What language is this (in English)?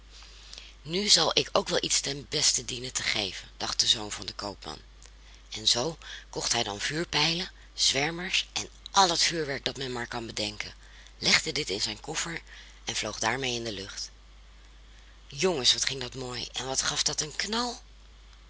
Dutch